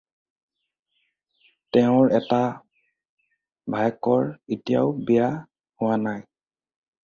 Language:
Assamese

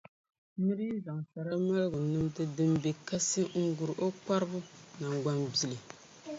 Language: Dagbani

